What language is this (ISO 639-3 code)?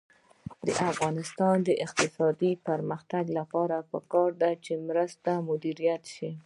pus